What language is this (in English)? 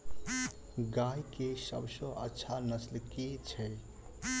Maithili